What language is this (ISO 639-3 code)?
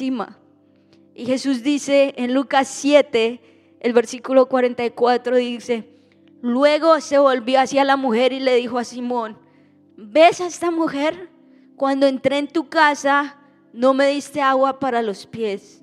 spa